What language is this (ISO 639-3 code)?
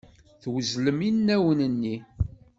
kab